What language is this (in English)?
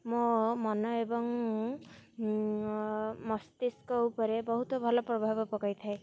Odia